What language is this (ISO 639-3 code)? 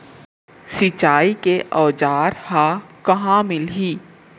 hne